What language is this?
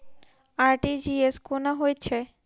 Maithili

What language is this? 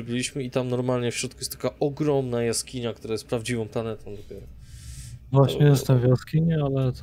Polish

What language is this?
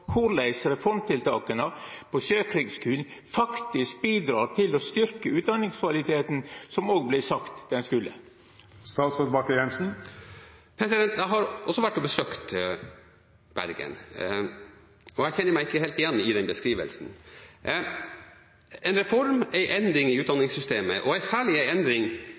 Norwegian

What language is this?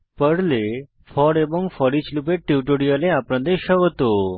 Bangla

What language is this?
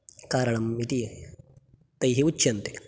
Sanskrit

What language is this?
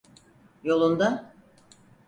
Turkish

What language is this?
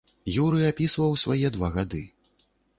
Belarusian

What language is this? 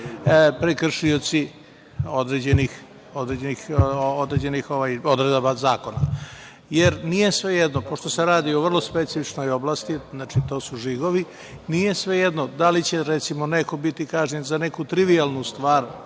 Serbian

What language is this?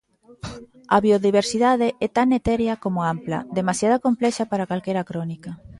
Galician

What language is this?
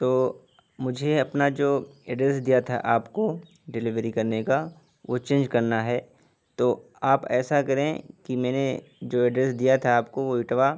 Urdu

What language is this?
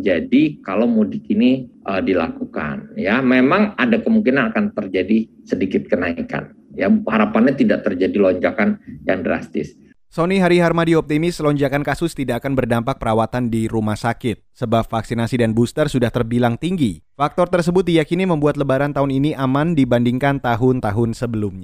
Indonesian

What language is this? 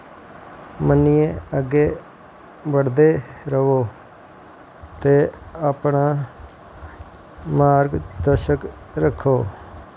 Dogri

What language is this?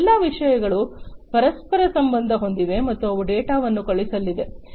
Kannada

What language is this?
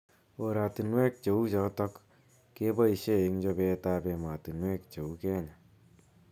Kalenjin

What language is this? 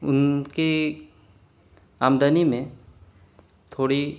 Urdu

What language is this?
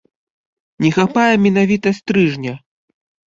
Belarusian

